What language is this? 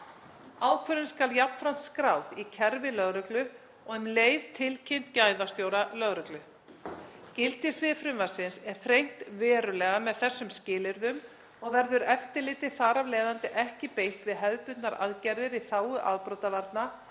Icelandic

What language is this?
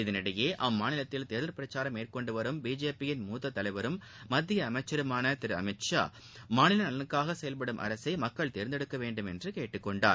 Tamil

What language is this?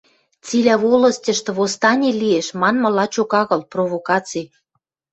Western Mari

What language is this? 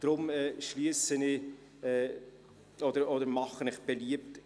Swiss German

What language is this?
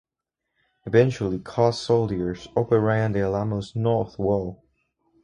English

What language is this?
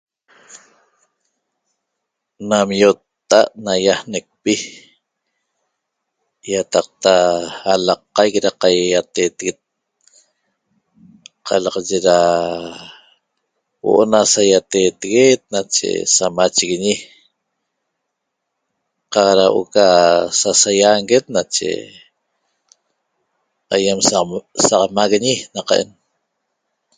Toba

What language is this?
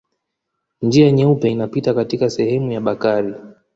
Swahili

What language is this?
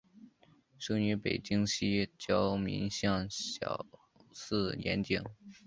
Chinese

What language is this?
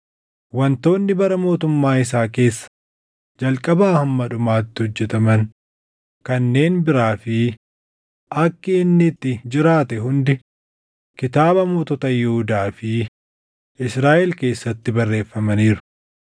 Oromo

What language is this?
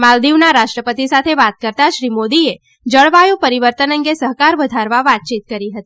Gujarati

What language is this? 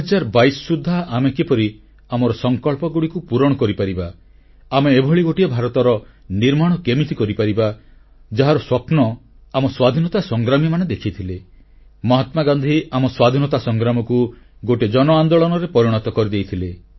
Odia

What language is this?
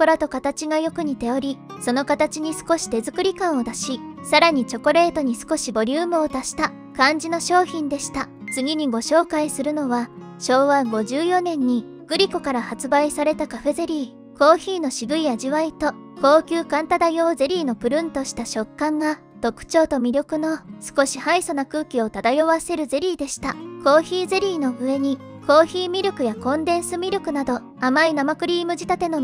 Japanese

